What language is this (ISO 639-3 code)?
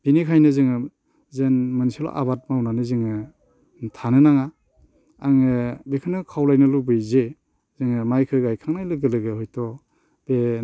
brx